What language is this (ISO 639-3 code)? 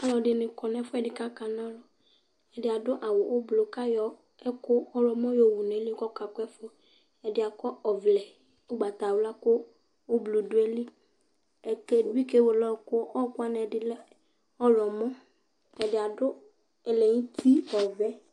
kpo